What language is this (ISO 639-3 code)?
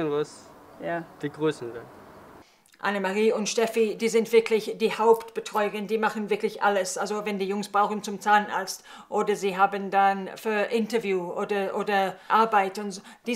deu